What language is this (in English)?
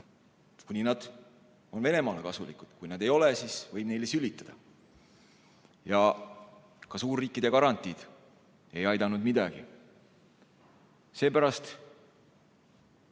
Estonian